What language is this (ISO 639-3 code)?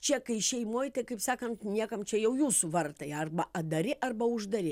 lit